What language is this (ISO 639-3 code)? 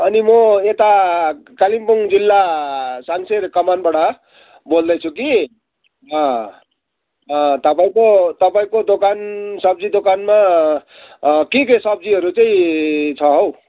nep